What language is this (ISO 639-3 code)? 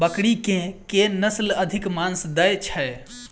mai